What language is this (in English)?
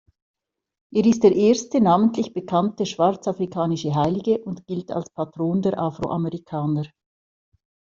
German